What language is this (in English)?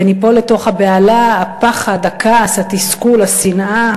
Hebrew